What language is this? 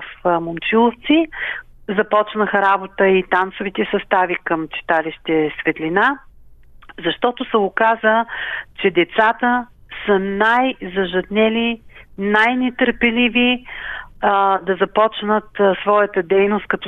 Bulgarian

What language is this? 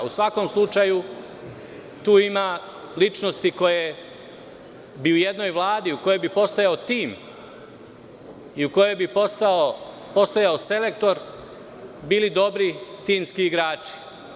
Serbian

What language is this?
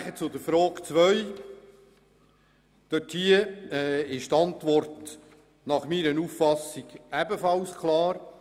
Swiss German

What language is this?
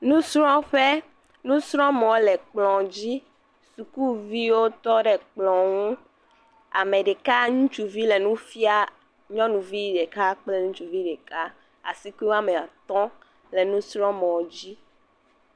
Ewe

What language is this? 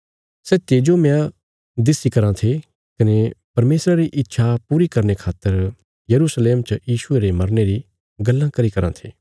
Bilaspuri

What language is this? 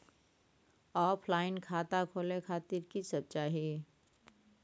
Maithili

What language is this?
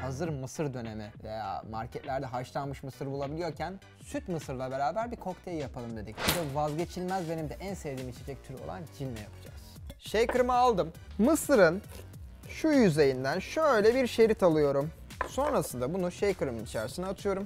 Turkish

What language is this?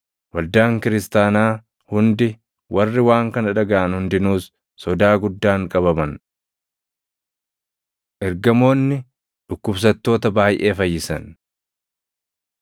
Oromo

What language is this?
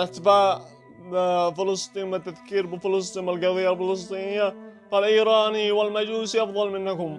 Arabic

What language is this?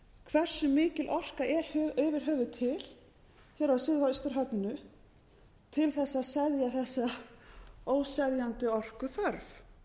Icelandic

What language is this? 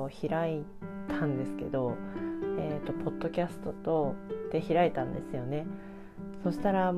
Japanese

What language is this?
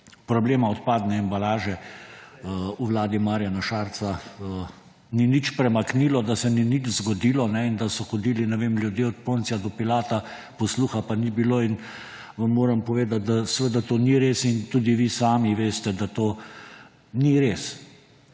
Slovenian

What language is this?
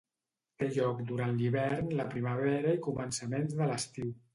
Catalan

